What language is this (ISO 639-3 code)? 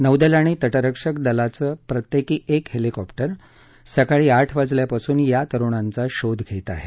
mar